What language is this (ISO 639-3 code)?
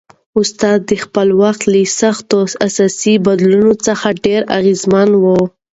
pus